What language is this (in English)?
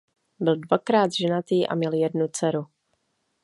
Czech